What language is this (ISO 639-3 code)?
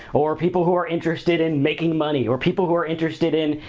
eng